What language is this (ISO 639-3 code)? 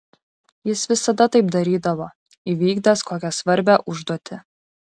lit